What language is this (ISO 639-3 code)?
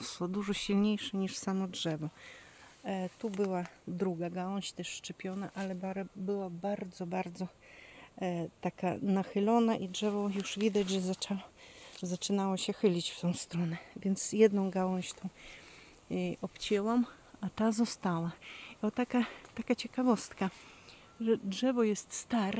pol